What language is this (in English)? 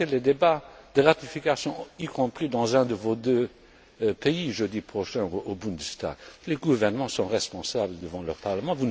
French